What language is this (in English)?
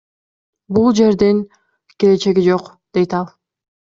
Kyrgyz